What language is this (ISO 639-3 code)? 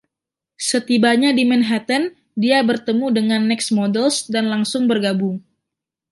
ind